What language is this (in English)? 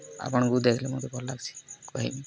Odia